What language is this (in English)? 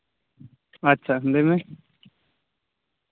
Santali